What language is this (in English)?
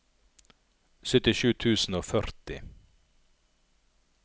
Norwegian